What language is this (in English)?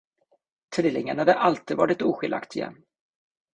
Swedish